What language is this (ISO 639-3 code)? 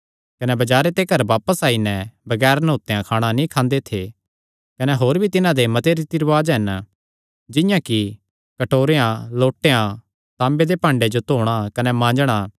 xnr